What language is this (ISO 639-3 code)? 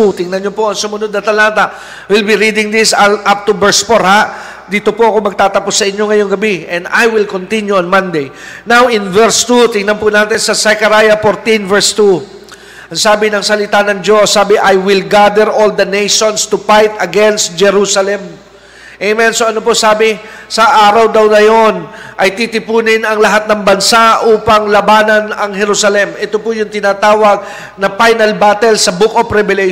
fil